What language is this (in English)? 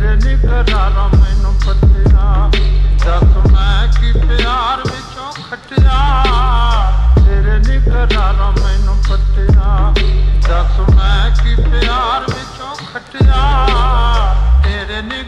Punjabi